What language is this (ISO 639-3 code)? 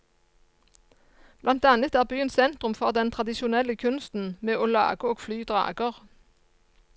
nor